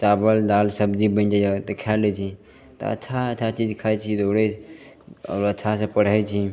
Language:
Maithili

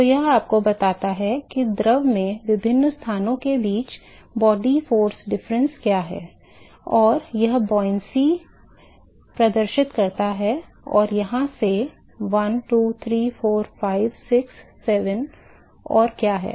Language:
Hindi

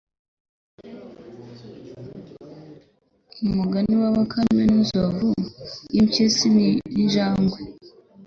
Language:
Kinyarwanda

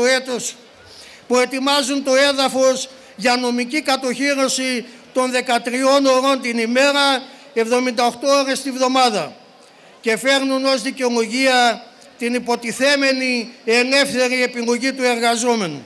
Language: Greek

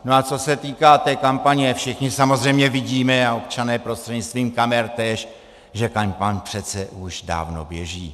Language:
Czech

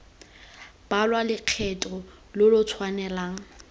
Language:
Tswana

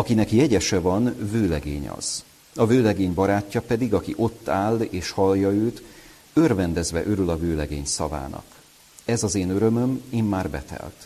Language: Hungarian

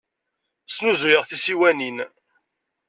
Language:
Kabyle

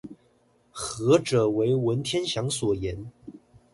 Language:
Chinese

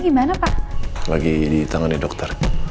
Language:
Indonesian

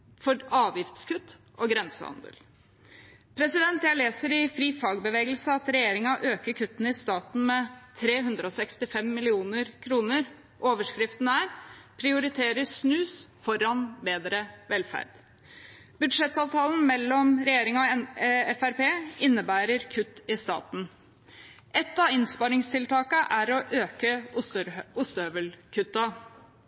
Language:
Norwegian Bokmål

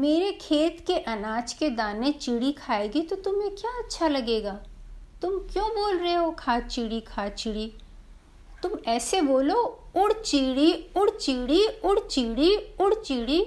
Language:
Hindi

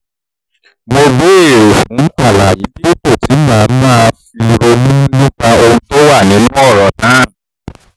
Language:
Yoruba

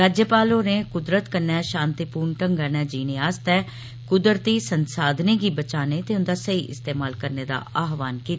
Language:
Dogri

